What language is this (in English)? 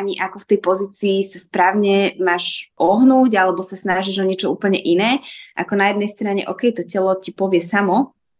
Slovak